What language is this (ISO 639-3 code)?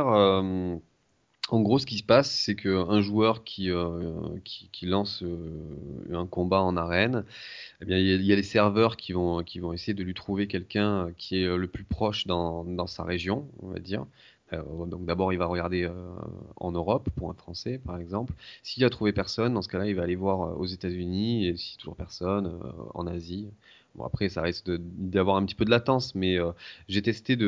fra